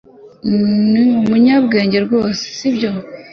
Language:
Kinyarwanda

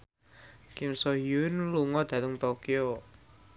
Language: Javanese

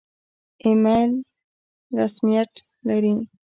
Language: Pashto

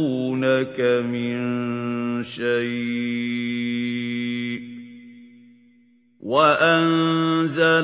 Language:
Arabic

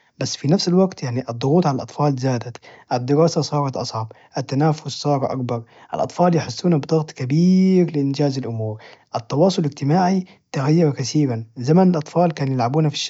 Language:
Najdi Arabic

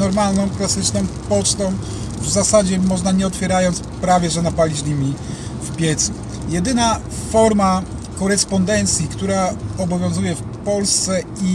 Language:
Polish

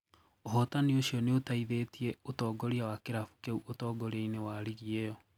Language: Kikuyu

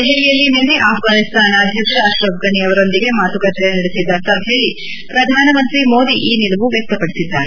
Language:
Kannada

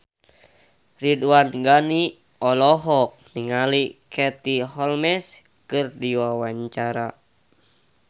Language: Sundanese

